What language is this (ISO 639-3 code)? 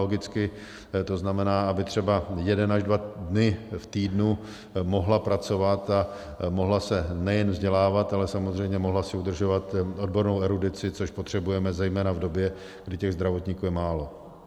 ces